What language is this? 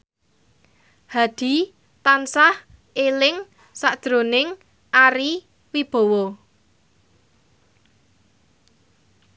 Javanese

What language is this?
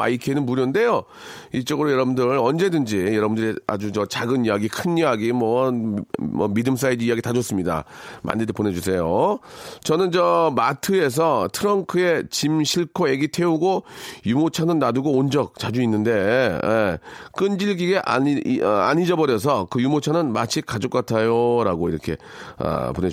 Korean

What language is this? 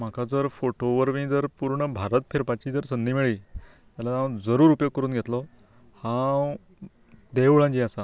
Konkani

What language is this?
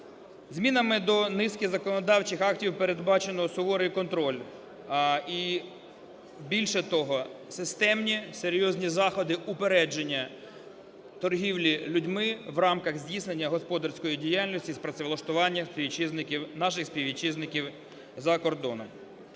Ukrainian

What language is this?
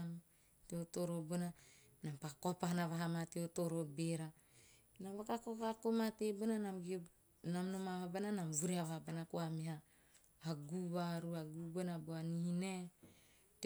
Teop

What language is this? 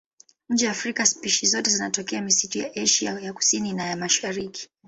Swahili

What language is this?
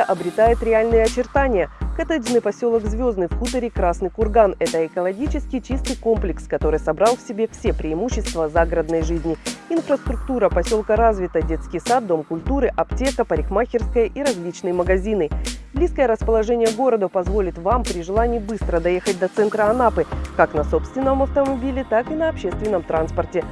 Russian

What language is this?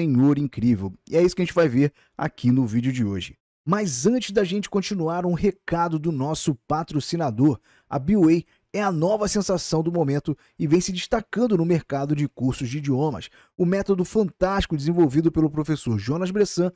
Portuguese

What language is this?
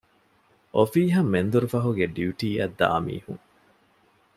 Divehi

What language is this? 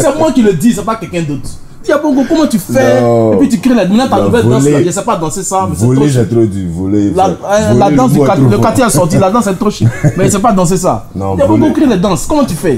French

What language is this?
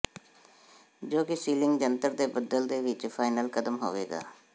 Punjabi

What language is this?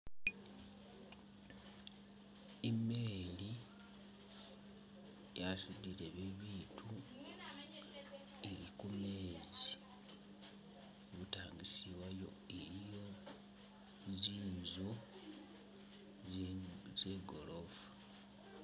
Masaaba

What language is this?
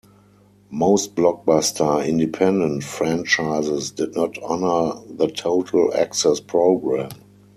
English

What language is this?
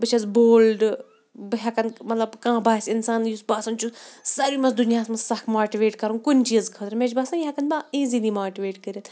Kashmiri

